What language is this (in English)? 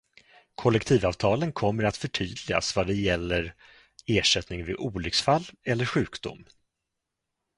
Swedish